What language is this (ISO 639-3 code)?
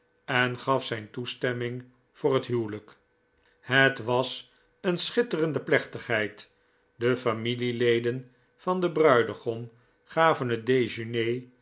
nld